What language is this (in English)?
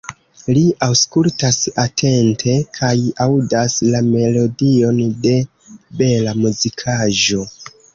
Esperanto